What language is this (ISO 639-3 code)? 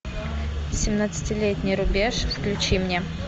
rus